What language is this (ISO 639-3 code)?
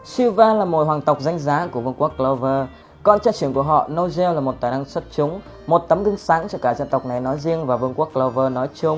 vie